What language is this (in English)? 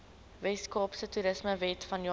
Afrikaans